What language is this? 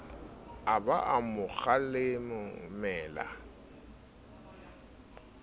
Southern Sotho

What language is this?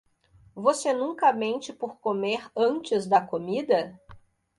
Portuguese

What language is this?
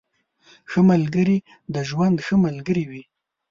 Pashto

